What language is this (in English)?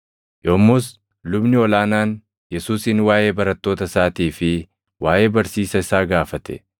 Oromo